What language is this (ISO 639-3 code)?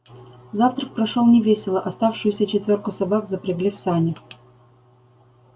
rus